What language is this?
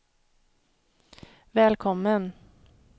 Swedish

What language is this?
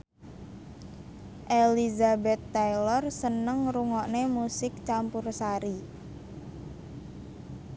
Javanese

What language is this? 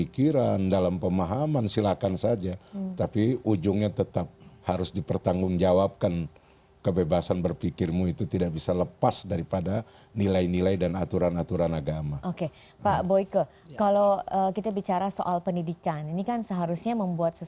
Indonesian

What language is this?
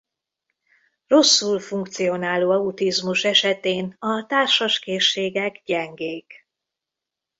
Hungarian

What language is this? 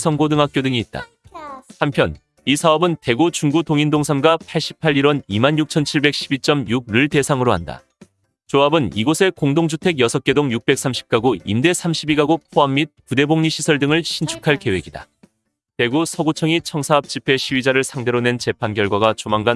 Korean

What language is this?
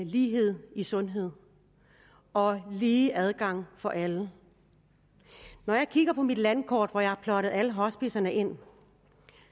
Danish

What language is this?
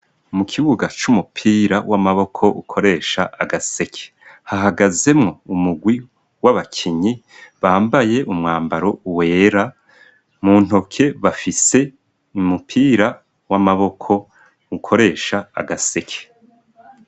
Rundi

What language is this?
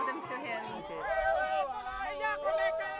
Indonesian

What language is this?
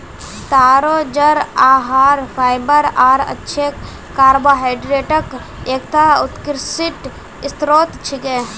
Magahi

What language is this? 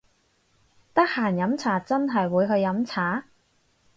Cantonese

